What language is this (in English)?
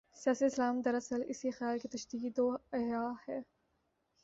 Urdu